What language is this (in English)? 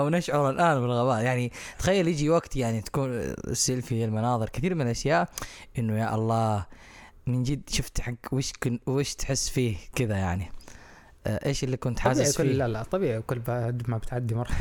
Arabic